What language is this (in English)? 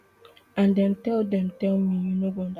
Nigerian Pidgin